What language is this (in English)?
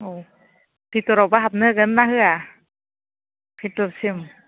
Bodo